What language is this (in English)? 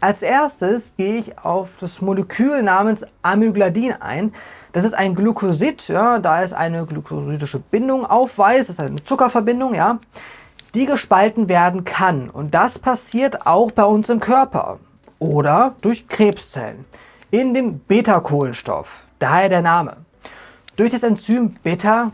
German